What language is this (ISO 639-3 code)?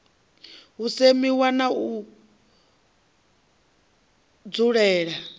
ven